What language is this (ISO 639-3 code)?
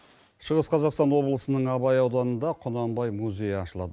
kaz